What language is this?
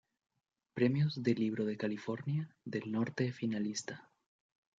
Spanish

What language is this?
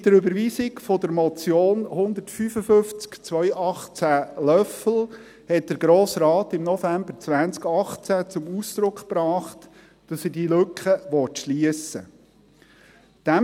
Swiss German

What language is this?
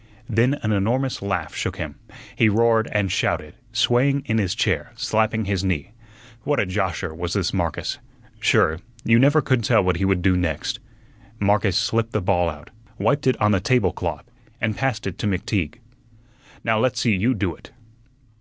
English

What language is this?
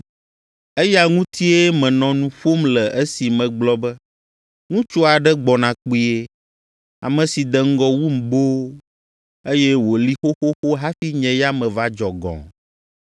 Ewe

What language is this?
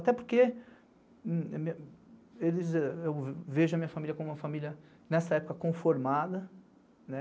Portuguese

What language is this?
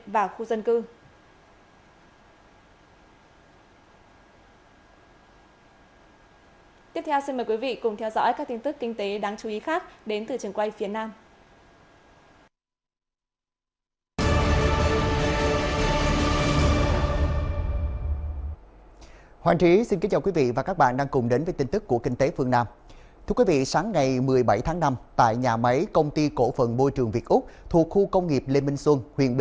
Vietnamese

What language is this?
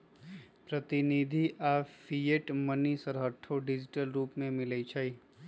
Magahi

